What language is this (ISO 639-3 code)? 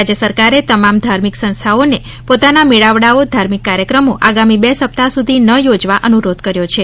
guj